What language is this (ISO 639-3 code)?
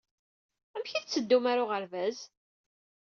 kab